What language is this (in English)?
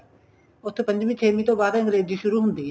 Punjabi